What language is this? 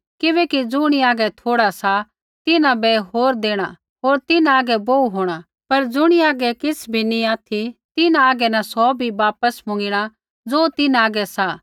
Kullu Pahari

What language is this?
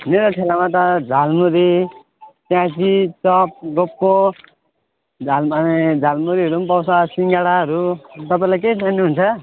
Nepali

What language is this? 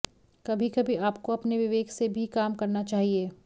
Hindi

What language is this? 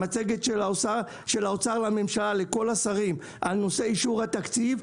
Hebrew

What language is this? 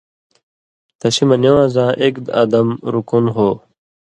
Indus Kohistani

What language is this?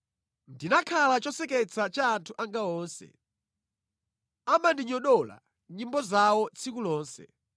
Nyanja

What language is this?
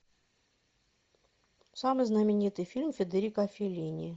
Russian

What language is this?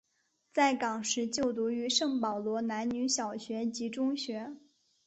Chinese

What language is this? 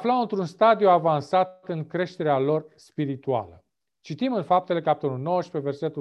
Romanian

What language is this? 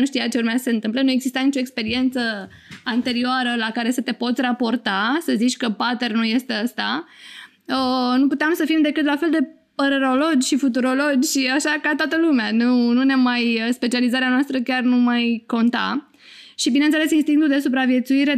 Romanian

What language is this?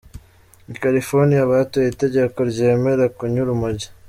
Kinyarwanda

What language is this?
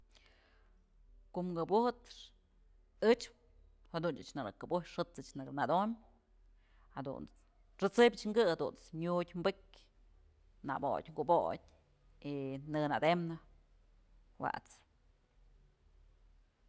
Mazatlán Mixe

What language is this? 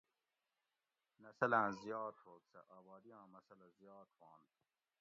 Gawri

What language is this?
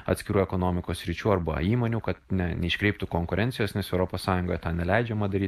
Lithuanian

